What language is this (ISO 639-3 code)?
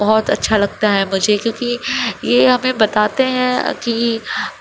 urd